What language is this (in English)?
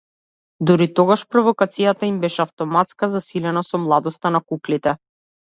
Macedonian